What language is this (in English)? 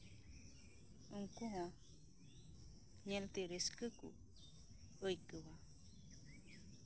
Santali